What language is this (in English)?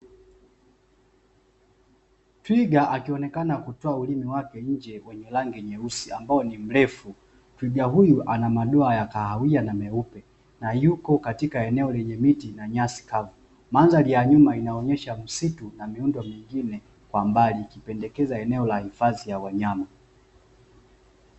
Swahili